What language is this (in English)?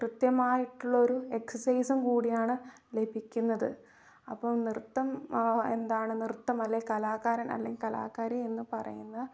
Malayalam